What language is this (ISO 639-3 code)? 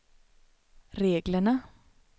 swe